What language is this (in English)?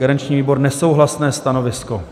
Czech